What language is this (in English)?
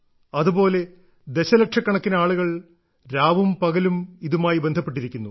Malayalam